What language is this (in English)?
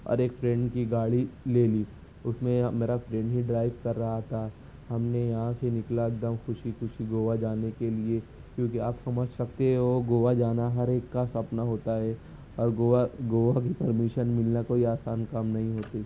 Urdu